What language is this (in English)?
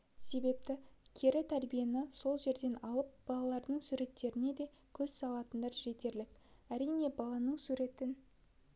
Kazakh